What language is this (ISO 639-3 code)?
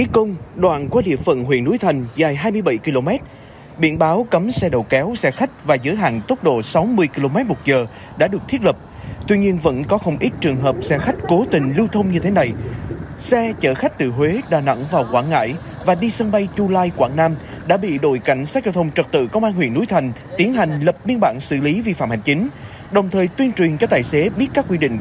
vie